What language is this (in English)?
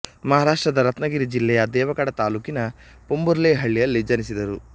Kannada